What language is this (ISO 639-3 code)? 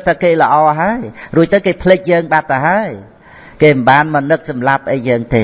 vie